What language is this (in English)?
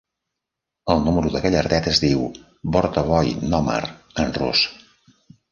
Catalan